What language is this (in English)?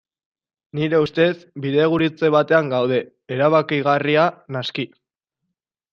Basque